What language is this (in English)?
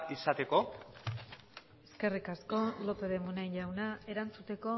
Basque